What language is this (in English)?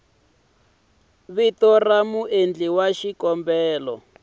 Tsonga